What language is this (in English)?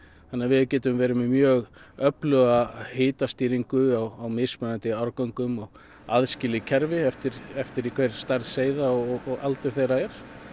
Icelandic